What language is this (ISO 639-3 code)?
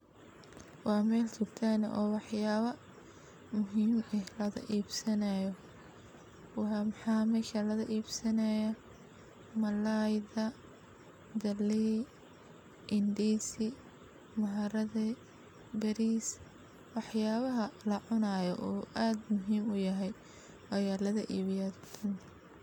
som